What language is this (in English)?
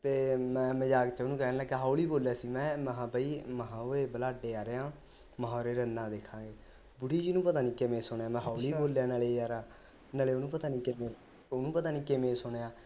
Punjabi